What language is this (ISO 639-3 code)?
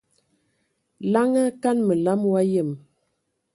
ewo